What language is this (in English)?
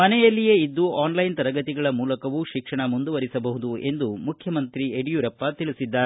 Kannada